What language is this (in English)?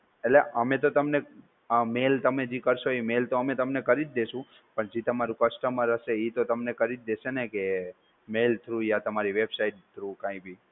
Gujarati